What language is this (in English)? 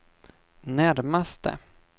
Swedish